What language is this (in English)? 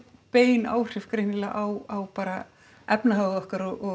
Icelandic